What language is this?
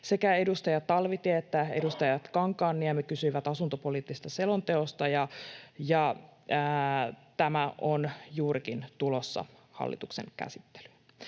Finnish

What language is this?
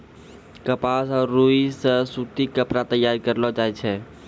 Maithili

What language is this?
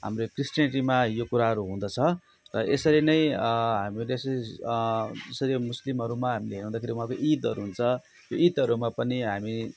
Nepali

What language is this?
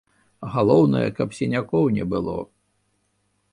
Belarusian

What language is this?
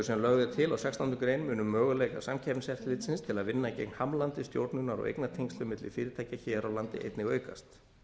Icelandic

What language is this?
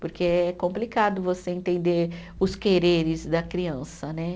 Portuguese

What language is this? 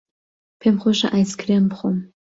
Central Kurdish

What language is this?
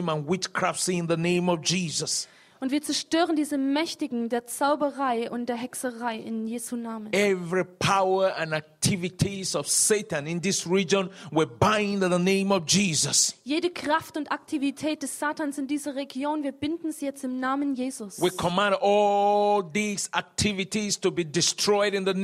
German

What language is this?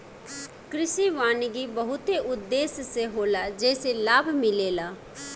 Bhojpuri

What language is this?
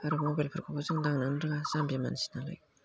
Bodo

